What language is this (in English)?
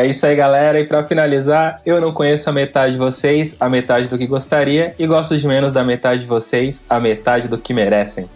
Portuguese